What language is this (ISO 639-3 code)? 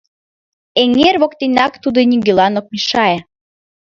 chm